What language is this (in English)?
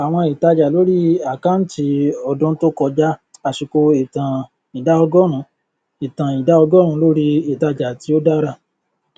Yoruba